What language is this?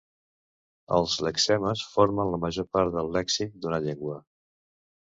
Catalan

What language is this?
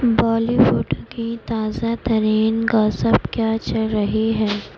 Urdu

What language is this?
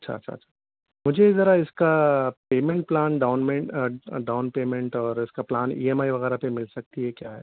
Urdu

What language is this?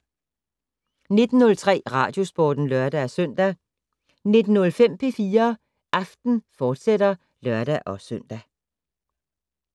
Danish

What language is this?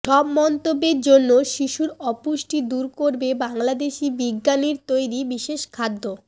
Bangla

